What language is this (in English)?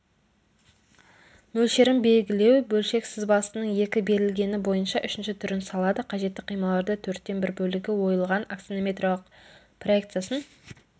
Kazakh